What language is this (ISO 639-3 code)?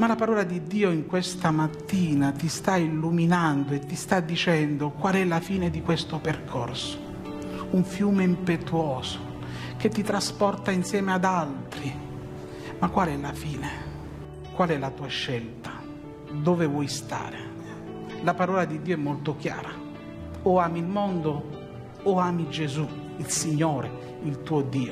ita